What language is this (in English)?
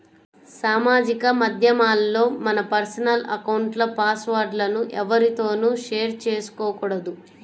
Telugu